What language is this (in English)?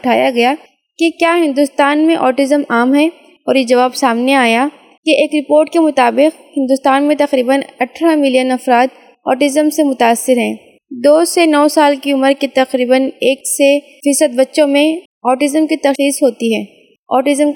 Urdu